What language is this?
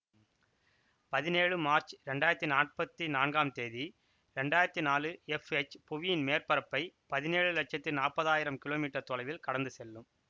Tamil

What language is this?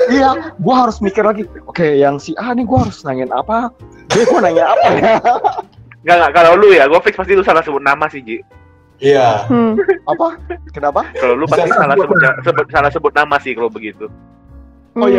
Indonesian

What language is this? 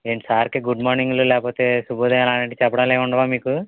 Telugu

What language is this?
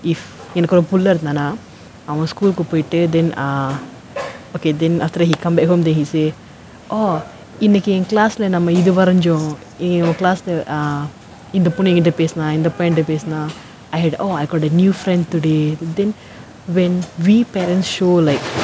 English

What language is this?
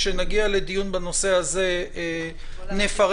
Hebrew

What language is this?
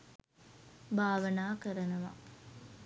Sinhala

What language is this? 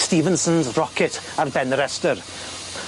Welsh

